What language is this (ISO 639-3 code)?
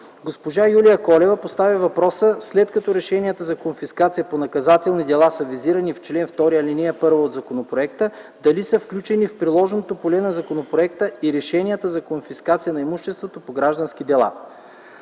bul